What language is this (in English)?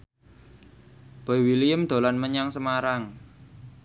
Javanese